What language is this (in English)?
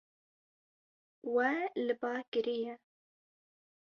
Kurdish